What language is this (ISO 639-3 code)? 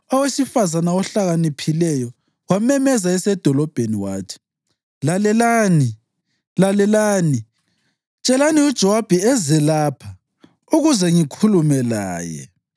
nde